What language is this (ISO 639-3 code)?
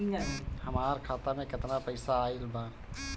bho